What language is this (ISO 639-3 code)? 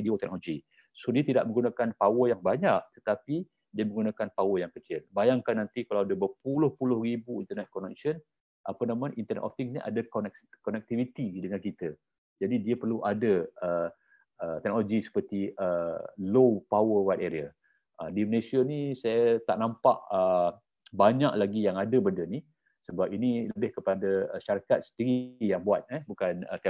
msa